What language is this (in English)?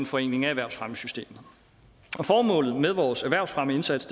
Danish